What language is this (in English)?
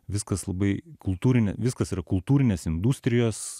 Lithuanian